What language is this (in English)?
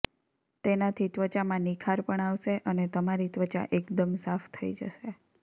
Gujarati